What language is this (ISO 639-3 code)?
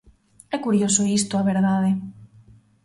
glg